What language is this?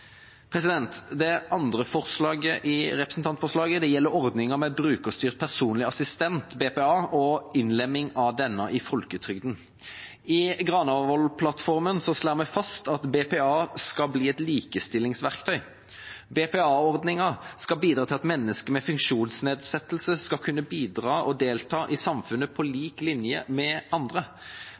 Norwegian Bokmål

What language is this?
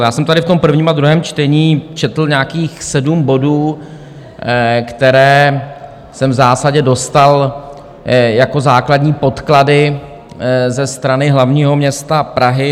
Czech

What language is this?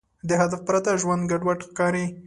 Pashto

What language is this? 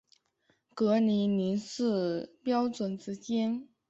Chinese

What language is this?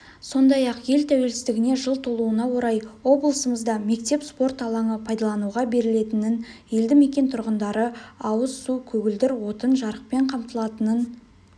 Kazakh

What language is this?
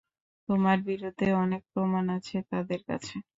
Bangla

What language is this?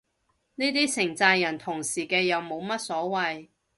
Cantonese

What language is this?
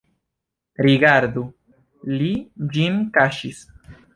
Esperanto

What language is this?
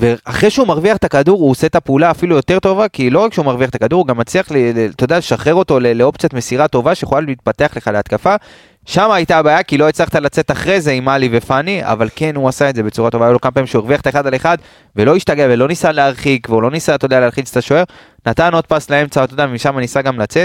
Hebrew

